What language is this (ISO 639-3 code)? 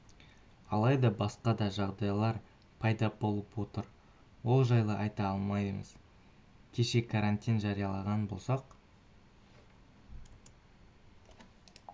kaz